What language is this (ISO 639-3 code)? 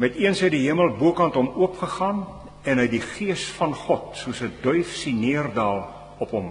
nld